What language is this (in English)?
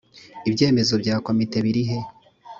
Kinyarwanda